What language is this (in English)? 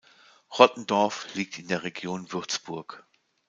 German